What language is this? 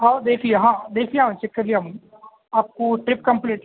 Urdu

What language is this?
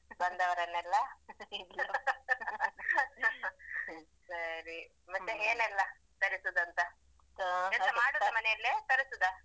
Kannada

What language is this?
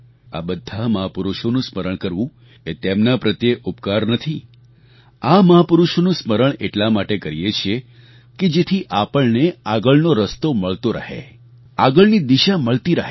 Gujarati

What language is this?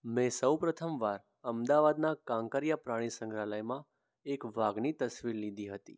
Gujarati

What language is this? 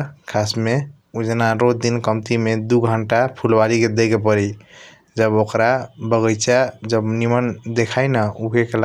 Kochila Tharu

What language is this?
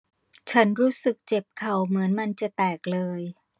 Thai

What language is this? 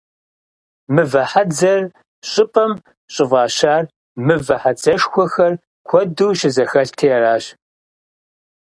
Kabardian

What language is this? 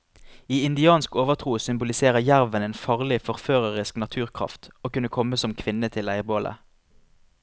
Norwegian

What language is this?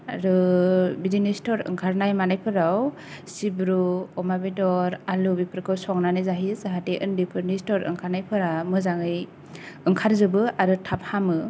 Bodo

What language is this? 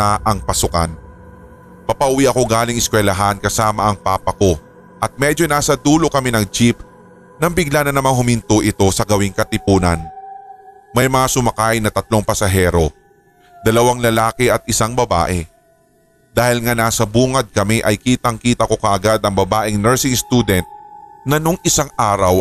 Filipino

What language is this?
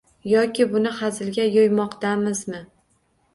Uzbek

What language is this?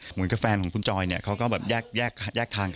Thai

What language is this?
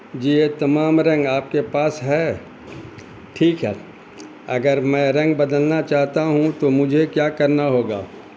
Urdu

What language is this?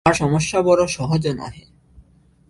Bangla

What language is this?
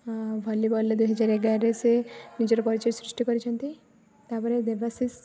Odia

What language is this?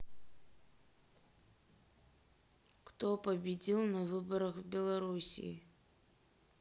Russian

